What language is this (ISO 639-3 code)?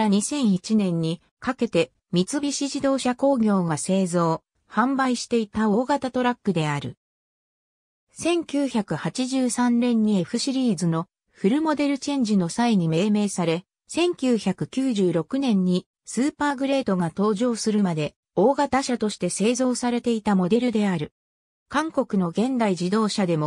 jpn